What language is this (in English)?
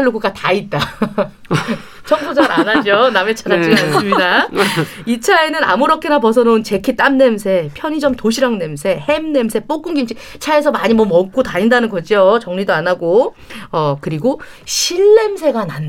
Korean